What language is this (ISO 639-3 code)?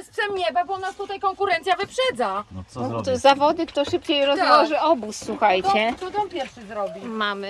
pol